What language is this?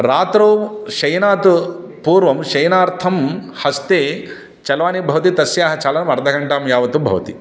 Sanskrit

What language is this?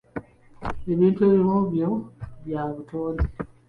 Ganda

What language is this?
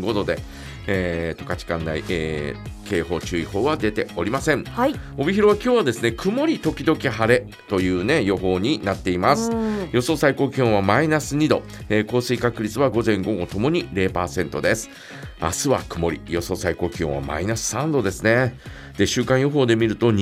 Japanese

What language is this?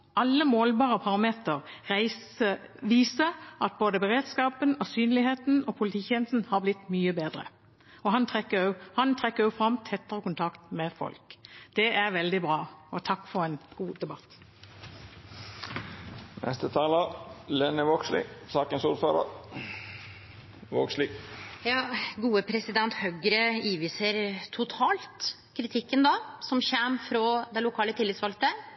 Norwegian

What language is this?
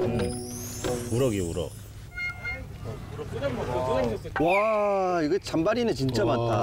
Korean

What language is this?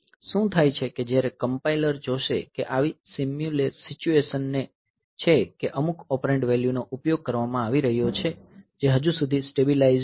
Gujarati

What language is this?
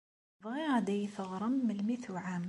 Kabyle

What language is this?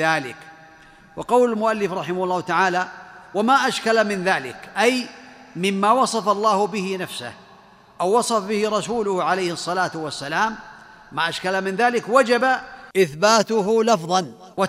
Arabic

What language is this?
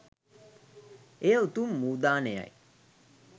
Sinhala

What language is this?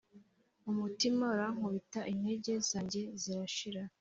Kinyarwanda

